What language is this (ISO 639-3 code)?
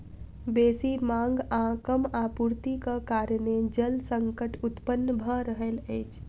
mai